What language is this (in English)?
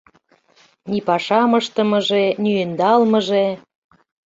Mari